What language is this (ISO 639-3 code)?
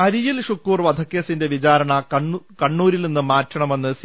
mal